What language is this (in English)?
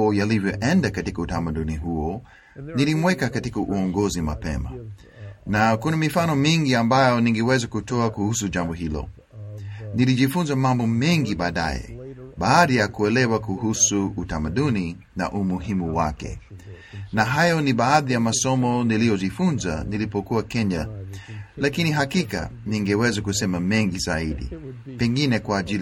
Swahili